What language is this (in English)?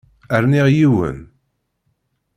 Kabyle